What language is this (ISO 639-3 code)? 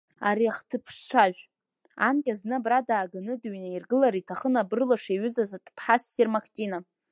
abk